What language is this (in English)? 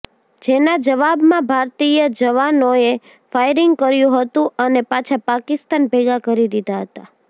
Gujarati